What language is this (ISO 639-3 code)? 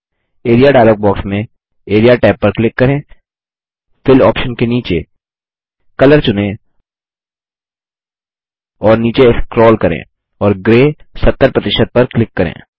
hin